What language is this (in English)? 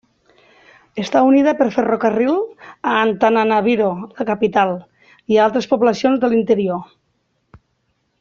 Catalan